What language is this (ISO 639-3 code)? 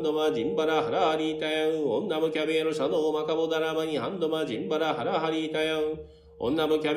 jpn